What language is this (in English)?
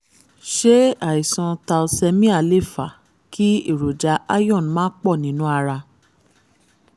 Yoruba